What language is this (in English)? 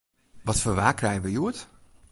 Western Frisian